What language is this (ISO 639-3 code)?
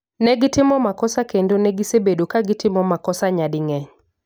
luo